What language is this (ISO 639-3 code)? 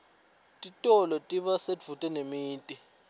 ssw